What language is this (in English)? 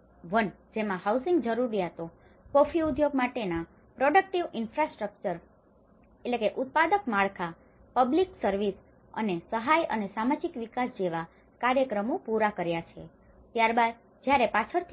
Gujarati